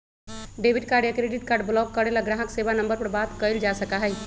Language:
Magahi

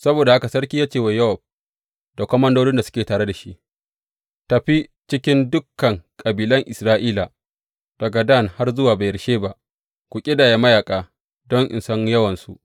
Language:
Hausa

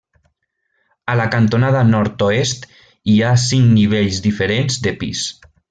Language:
Catalan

